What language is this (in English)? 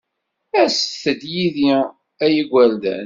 Kabyle